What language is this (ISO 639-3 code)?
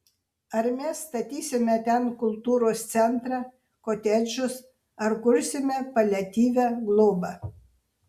lit